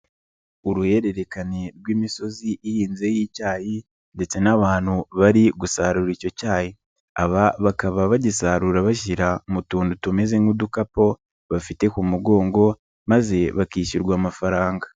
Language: Kinyarwanda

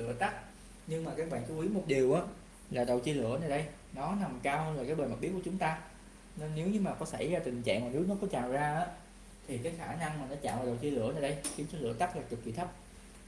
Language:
Vietnamese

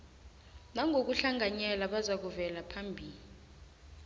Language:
South Ndebele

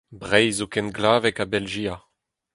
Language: Breton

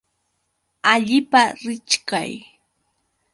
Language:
Yauyos Quechua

